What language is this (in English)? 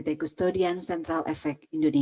Indonesian